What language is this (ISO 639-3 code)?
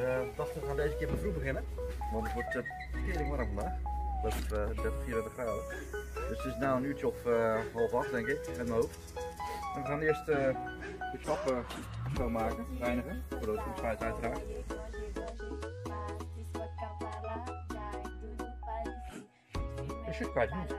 nld